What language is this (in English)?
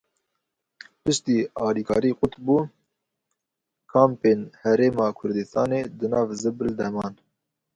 Kurdish